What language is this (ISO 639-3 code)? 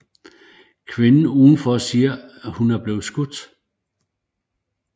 dan